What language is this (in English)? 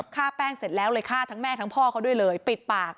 Thai